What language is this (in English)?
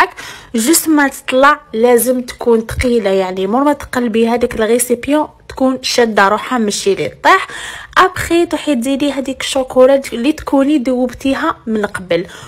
Arabic